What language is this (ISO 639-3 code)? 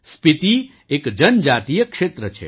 guj